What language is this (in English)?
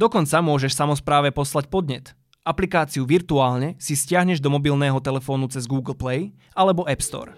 Slovak